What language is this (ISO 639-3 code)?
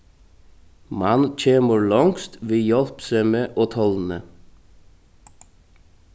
fao